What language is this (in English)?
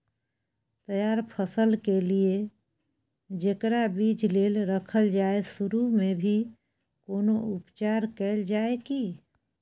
Maithili